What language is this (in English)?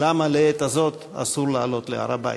Hebrew